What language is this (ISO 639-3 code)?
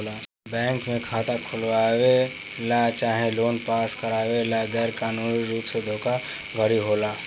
bho